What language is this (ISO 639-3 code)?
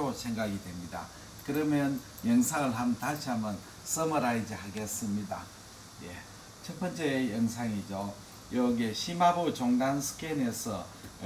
kor